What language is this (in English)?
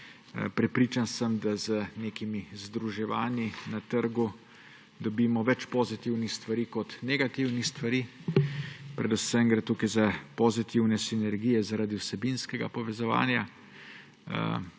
Slovenian